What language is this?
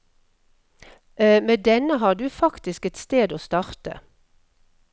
Norwegian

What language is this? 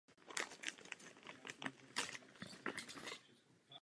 Czech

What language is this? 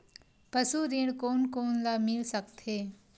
Chhattisgarhi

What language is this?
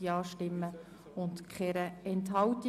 Swiss German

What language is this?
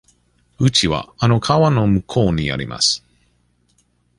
Japanese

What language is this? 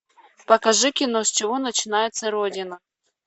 Russian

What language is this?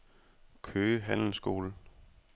Danish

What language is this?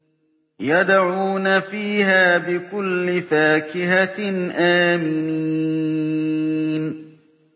Arabic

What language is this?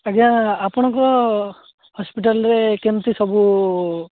Odia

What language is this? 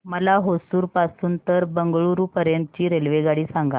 Marathi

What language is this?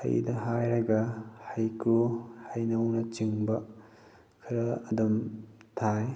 Manipuri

